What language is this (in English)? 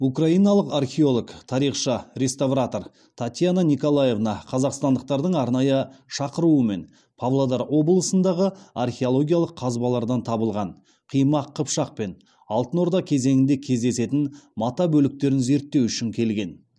Kazakh